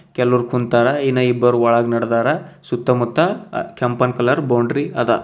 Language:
Kannada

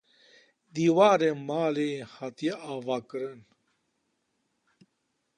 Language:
Kurdish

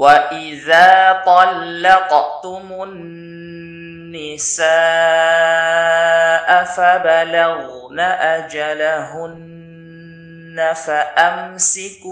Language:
Arabic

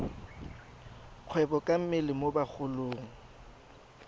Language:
Tswana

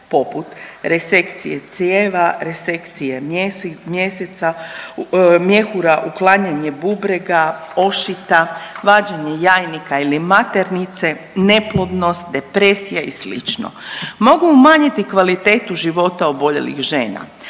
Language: Croatian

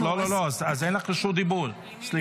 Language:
Hebrew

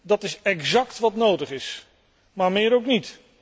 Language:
Dutch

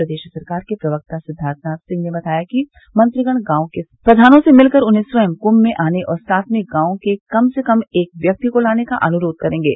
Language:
Hindi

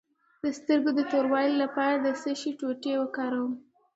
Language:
Pashto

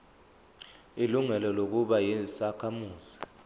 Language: Zulu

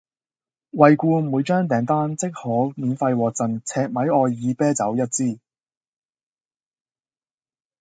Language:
Cantonese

